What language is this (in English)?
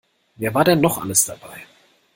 German